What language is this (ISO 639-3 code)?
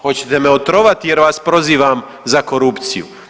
hrv